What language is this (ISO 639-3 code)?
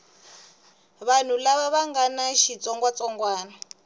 tso